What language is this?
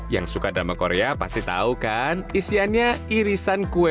Indonesian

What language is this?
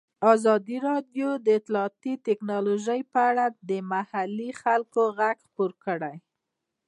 Pashto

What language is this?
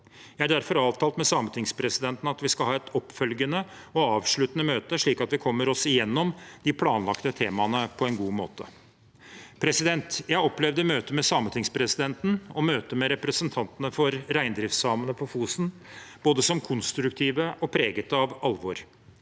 Norwegian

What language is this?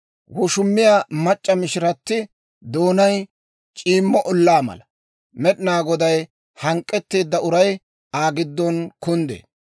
Dawro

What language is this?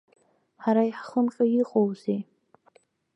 Abkhazian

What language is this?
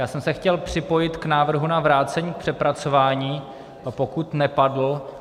Czech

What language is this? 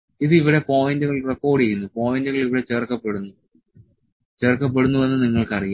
Malayalam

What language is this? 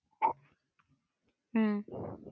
Malayalam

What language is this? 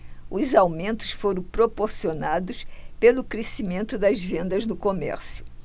Portuguese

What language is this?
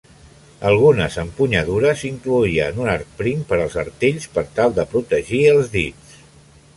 Catalan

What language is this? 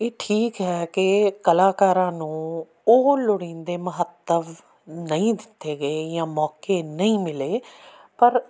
Punjabi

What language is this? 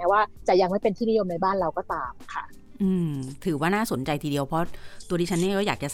Thai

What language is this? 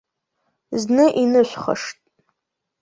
Abkhazian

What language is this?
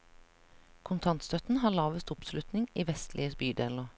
Norwegian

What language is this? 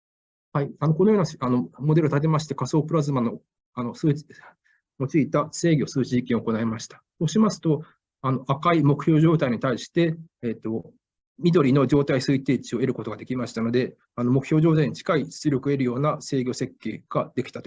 Japanese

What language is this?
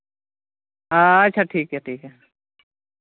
Santali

